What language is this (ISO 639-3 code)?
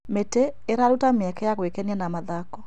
kik